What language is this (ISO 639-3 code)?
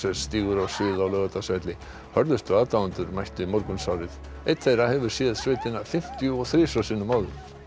isl